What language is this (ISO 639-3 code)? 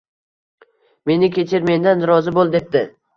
uzb